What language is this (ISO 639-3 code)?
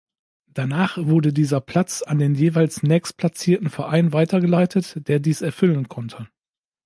deu